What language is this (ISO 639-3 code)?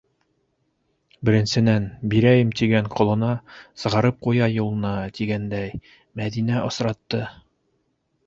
bak